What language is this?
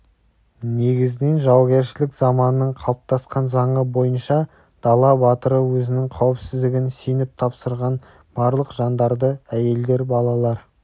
Kazakh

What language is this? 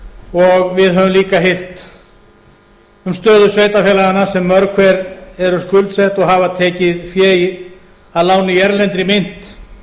Icelandic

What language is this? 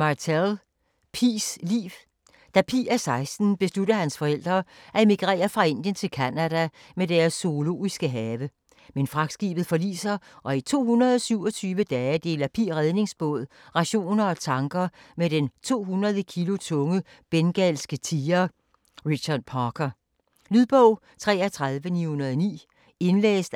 Danish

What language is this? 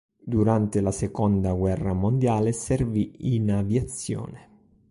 Italian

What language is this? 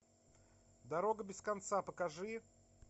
Russian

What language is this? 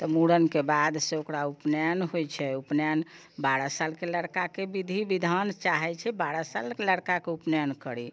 Maithili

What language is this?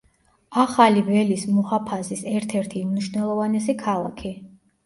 Georgian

